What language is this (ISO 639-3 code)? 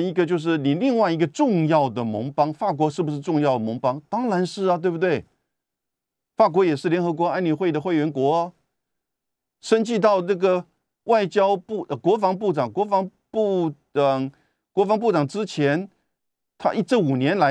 zho